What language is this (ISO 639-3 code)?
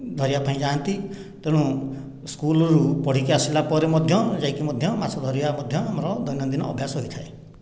ori